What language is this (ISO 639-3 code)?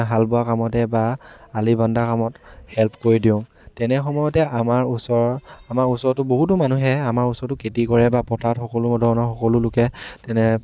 asm